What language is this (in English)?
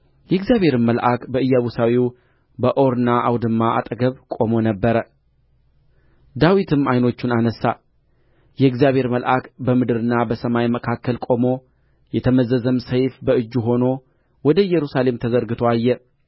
Amharic